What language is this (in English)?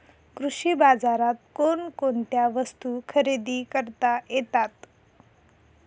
Marathi